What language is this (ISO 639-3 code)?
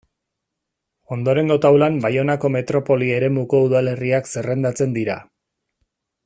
eus